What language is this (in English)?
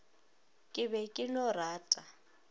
Northern Sotho